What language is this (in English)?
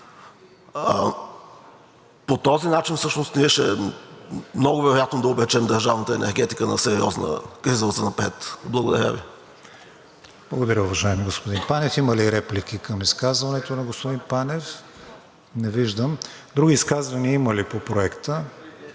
Bulgarian